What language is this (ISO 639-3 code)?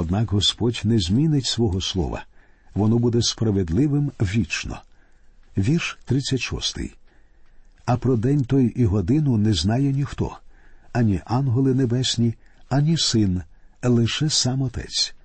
ukr